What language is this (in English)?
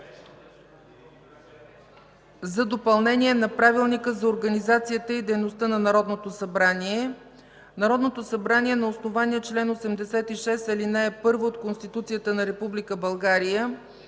Bulgarian